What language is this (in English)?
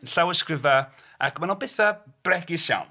Welsh